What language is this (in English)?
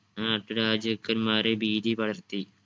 Malayalam